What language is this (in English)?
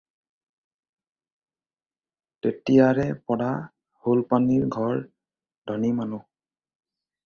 Assamese